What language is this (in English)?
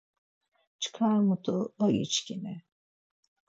Laz